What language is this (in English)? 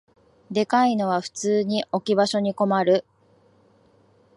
Japanese